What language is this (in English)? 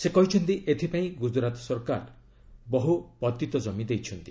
Odia